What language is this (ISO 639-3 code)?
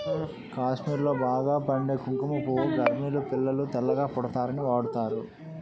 tel